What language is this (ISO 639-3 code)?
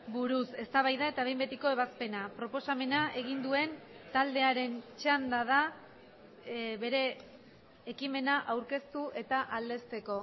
eus